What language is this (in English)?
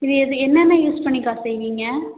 Tamil